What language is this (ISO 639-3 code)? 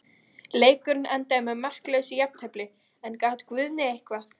isl